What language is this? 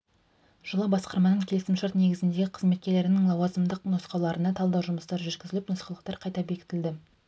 Kazakh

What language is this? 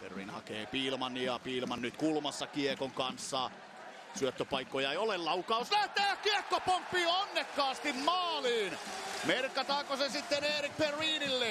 Finnish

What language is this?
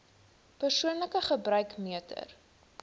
Afrikaans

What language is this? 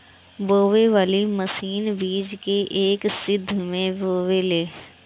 Bhojpuri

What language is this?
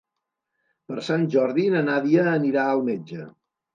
Catalan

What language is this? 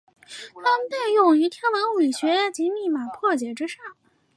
Chinese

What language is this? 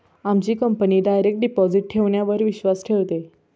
Marathi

